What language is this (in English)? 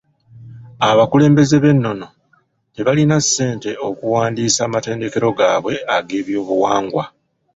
Ganda